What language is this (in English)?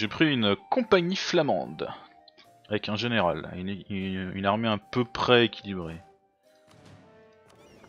French